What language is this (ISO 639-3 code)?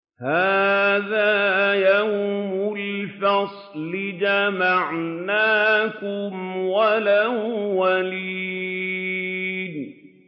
ara